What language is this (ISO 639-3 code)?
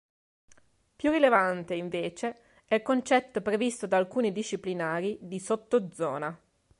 ita